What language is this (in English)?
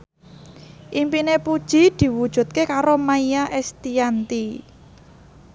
Javanese